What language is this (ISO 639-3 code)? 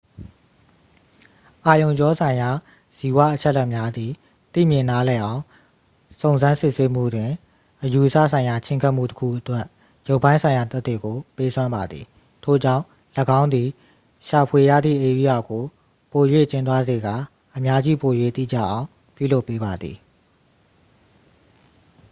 mya